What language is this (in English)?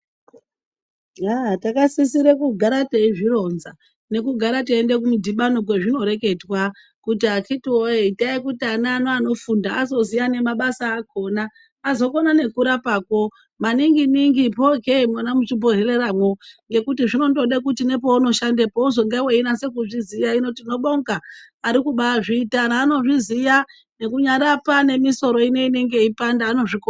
Ndau